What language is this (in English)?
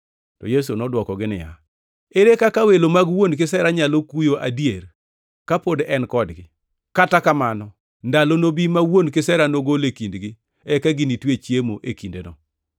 Luo (Kenya and Tanzania)